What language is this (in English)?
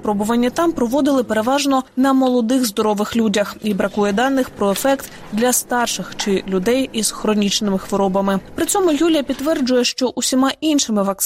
Ukrainian